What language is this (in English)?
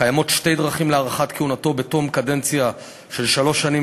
Hebrew